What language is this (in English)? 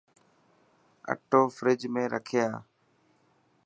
Dhatki